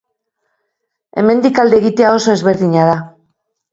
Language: Basque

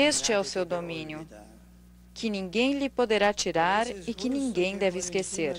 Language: Portuguese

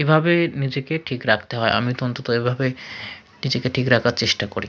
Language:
Bangla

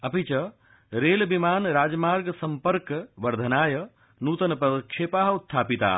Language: Sanskrit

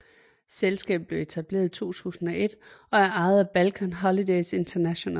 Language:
Danish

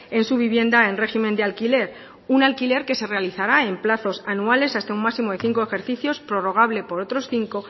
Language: Spanish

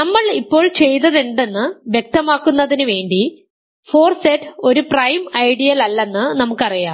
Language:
Malayalam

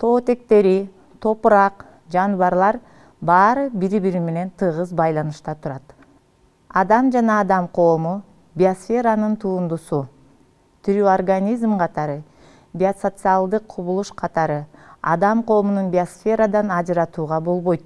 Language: Turkish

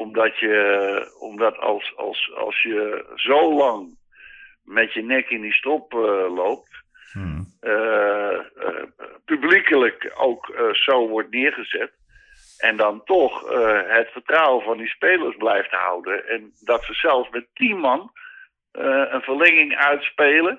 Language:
Dutch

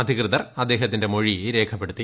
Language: Malayalam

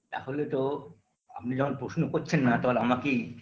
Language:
Bangla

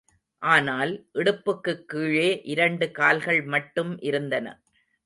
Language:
Tamil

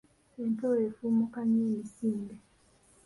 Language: Ganda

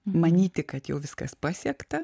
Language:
Lithuanian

